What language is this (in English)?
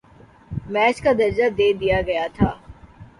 Urdu